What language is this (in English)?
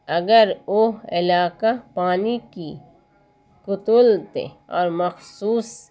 Urdu